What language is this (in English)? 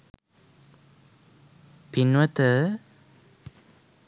Sinhala